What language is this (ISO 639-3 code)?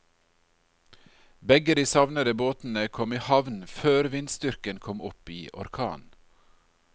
nor